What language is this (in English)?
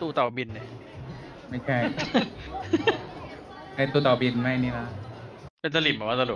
Thai